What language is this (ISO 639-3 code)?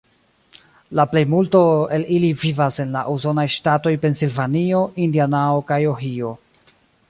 epo